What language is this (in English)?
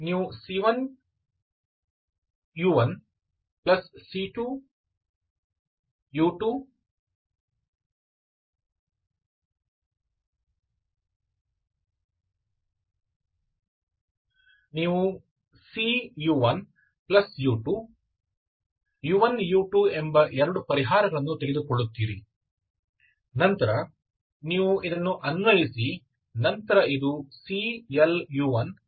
Kannada